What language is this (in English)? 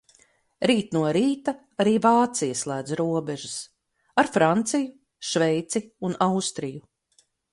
Latvian